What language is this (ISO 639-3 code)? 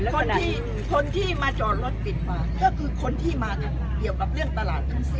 tha